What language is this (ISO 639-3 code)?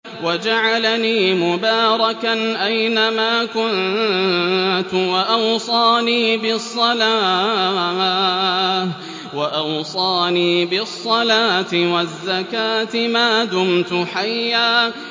ara